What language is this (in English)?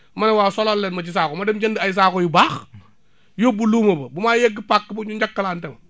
Wolof